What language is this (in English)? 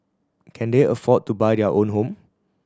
English